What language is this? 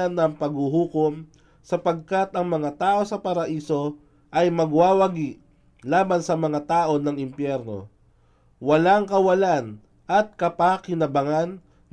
Filipino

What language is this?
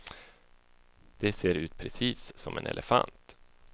Swedish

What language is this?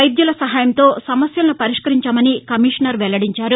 Telugu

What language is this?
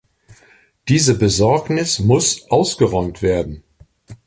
German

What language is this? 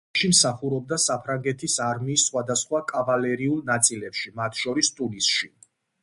Georgian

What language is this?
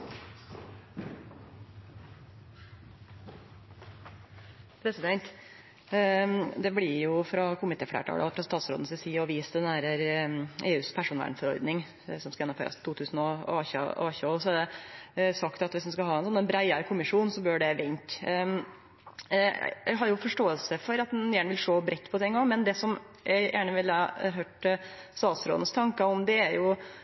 Norwegian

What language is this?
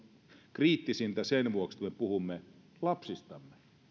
Finnish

